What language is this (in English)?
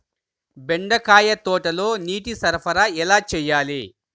Telugu